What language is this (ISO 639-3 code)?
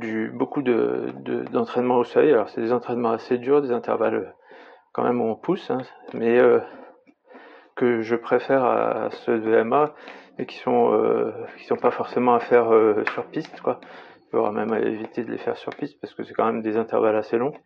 fra